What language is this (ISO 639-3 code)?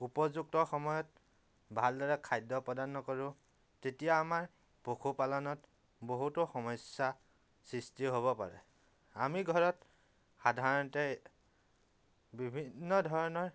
asm